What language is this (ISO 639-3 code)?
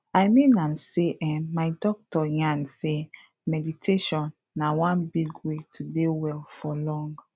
pcm